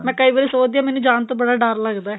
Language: Punjabi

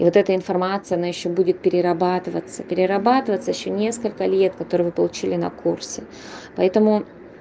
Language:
Russian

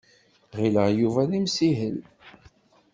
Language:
Kabyle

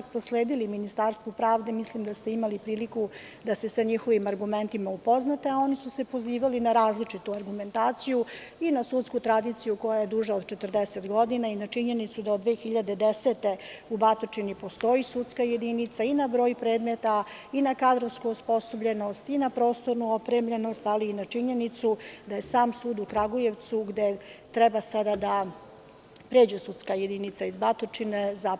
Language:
Serbian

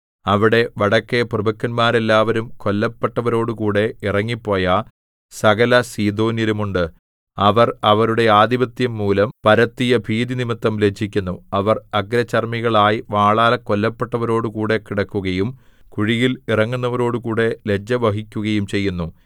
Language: Malayalam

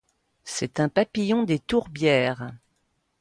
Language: French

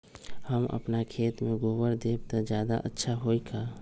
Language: Magahi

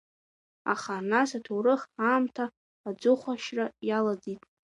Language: Abkhazian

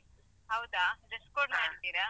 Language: Kannada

